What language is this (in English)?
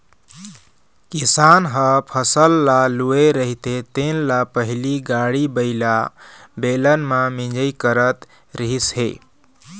Chhattisgarhi